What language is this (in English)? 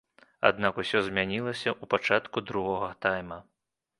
Belarusian